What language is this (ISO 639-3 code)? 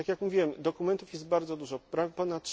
pol